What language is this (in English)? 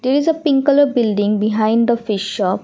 English